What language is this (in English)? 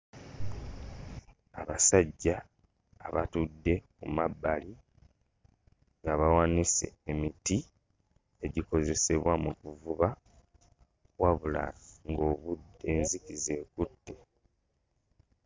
Ganda